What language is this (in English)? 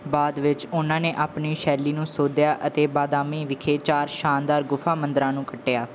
Punjabi